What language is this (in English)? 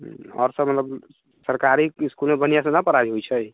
Maithili